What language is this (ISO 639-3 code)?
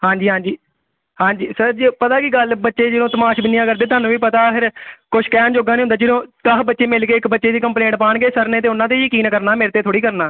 pan